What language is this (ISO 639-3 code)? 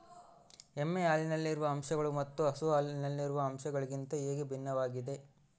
kan